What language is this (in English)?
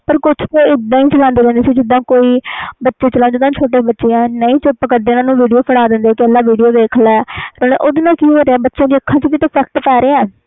Punjabi